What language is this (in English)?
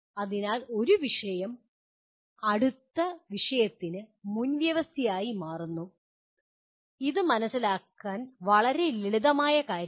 Malayalam